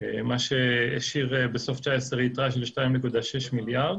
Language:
Hebrew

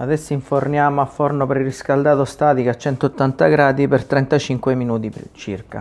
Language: Italian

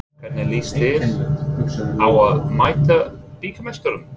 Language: Icelandic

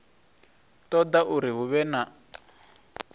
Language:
Venda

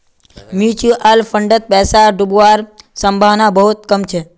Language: Magahi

